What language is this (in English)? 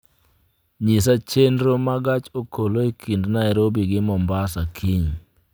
Luo (Kenya and Tanzania)